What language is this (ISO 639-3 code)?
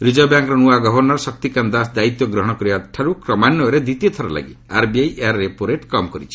ori